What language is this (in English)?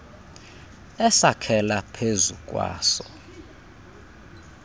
Xhosa